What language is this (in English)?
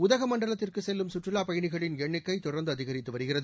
Tamil